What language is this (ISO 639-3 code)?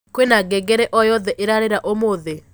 kik